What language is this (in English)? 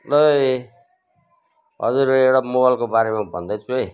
Nepali